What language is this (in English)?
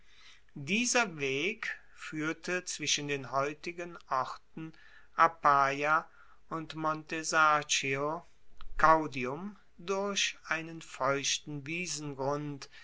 German